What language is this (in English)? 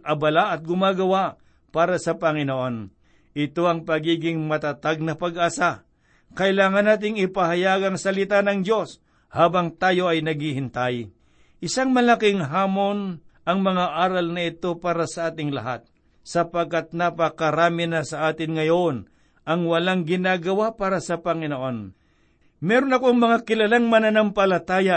Filipino